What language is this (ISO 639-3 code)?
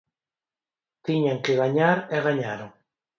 glg